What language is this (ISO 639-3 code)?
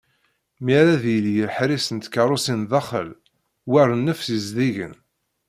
kab